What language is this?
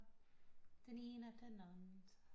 Danish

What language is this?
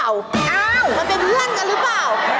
Thai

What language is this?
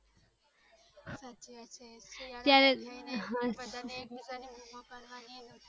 Gujarati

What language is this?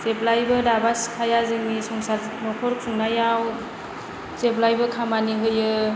Bodo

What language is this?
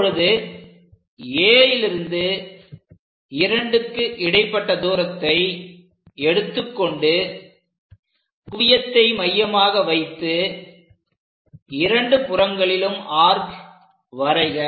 Tamil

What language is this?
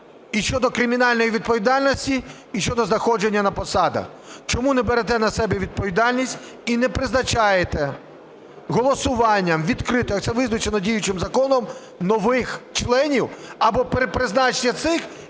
Ukrainian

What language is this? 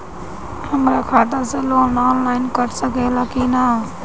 Bhojpuri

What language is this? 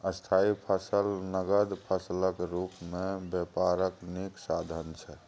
Maithili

